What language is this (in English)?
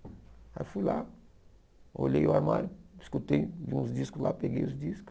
Portuguese